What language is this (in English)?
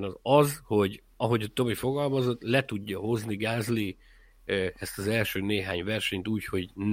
Hungarian